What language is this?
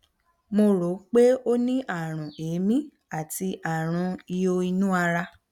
Yoruba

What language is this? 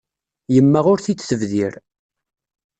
Kabyle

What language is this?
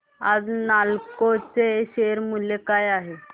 Marathi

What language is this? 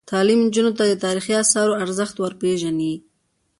Pashto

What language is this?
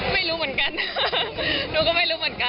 Thai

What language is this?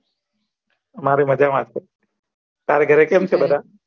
Gujarati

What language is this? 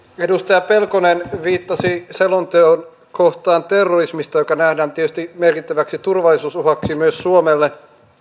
Finnish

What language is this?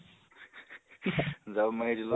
Assamese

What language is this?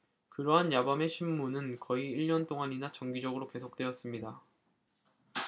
Korean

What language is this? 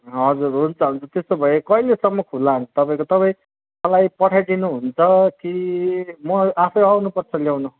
Nepali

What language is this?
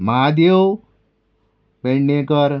Konkani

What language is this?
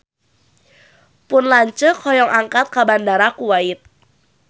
Sundanese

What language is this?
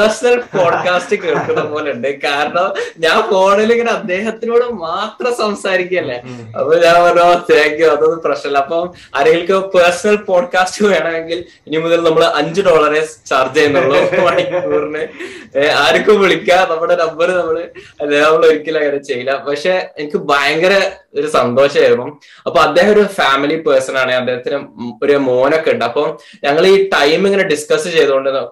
Malayalam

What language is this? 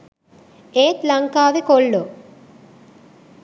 Sinhala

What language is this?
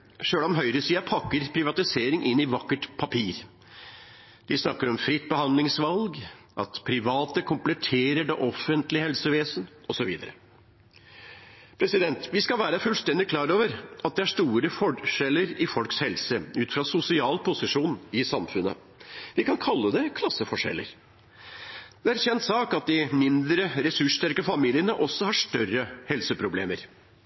Norwegian Bokmål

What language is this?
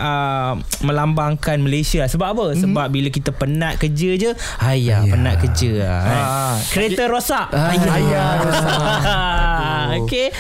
Malay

